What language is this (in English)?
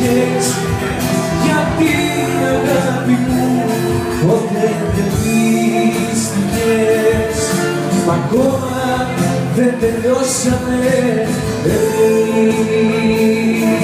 Greek